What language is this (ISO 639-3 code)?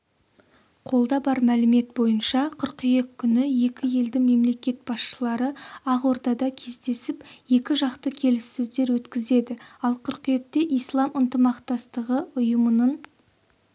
kaz